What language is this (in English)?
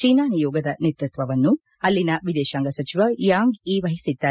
Kannada